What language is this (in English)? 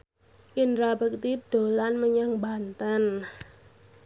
Javanese